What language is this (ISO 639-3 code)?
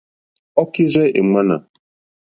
bri